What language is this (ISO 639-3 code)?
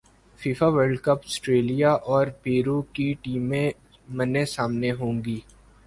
urd